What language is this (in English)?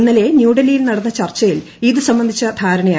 Malayalam